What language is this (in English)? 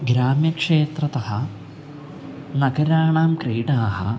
Sanskrit